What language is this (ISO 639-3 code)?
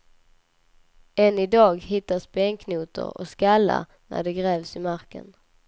swe